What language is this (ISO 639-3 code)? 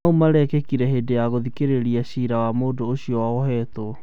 kik